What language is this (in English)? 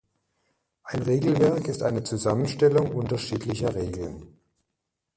German